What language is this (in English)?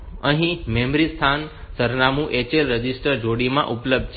Gujarati